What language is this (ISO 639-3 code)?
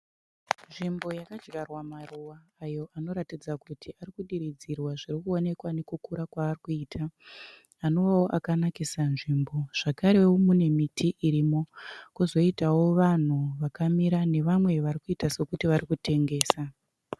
sna